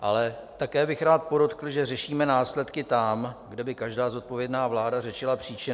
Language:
Czech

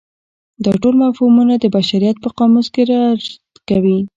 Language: Pashto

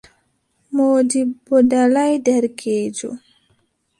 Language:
Adamawa Fulfulde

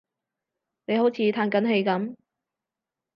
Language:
Cantonese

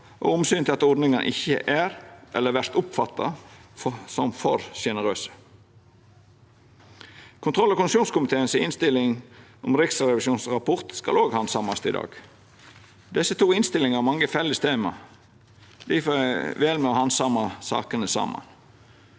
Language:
Norwegian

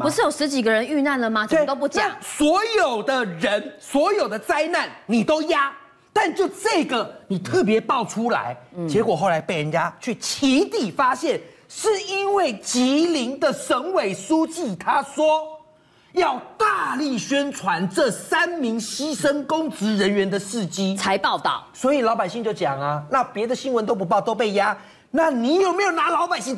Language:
Chinese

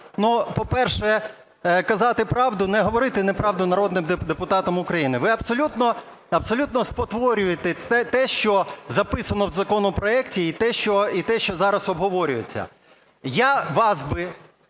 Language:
Ukrainian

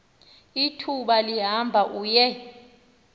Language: Xhosa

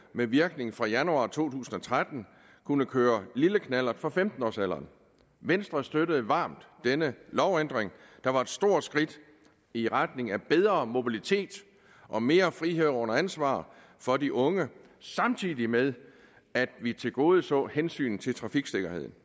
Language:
Danish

